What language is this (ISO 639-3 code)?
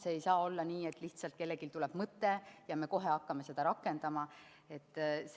est